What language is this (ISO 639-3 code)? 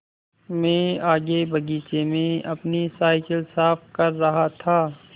hin